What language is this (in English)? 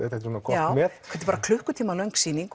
Icelandic